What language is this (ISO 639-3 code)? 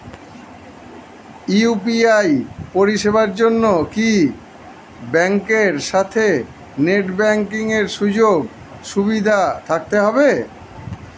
ben